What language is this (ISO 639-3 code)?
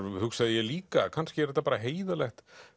isl